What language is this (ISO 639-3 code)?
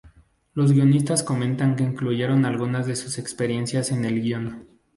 spa